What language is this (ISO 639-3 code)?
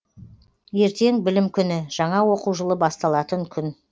kaz